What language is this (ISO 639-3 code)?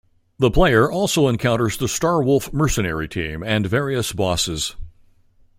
eng